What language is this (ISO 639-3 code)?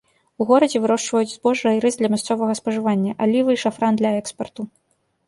bel